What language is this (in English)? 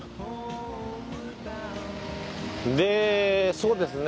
Japanese